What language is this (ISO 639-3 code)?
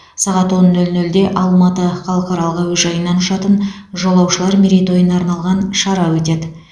kaz